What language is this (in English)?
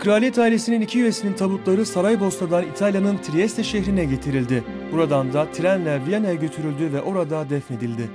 Turkish